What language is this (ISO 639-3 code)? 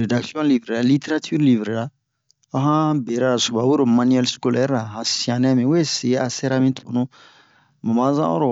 bmq